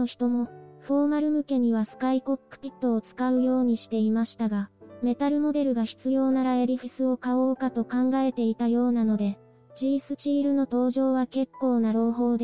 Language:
Japanese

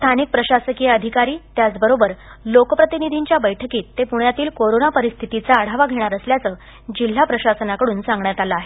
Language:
Marathi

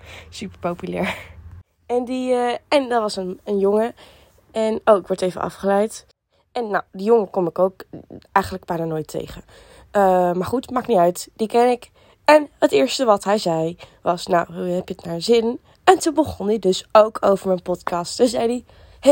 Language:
Dutch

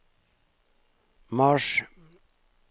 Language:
Norwegian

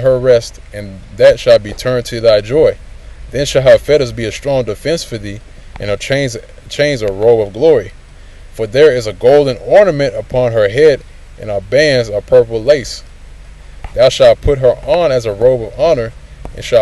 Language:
English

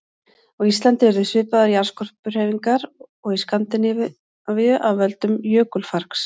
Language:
Icelandic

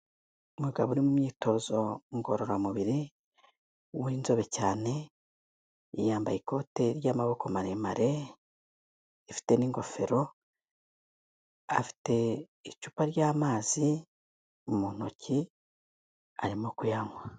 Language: Kinyarwanda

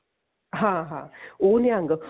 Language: Punjabi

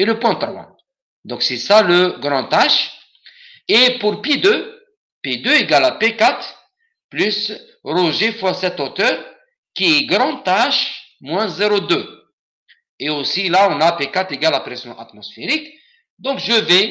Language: French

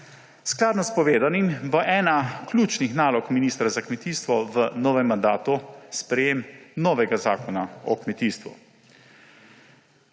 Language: Slovenian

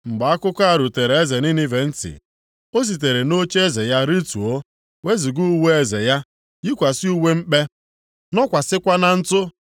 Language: Igbo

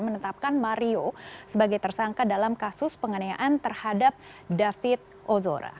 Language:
Indonesian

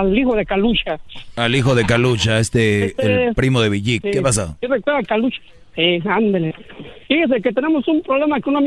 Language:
Spanish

